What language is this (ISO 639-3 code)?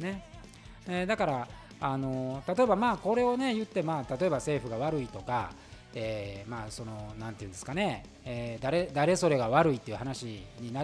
jpn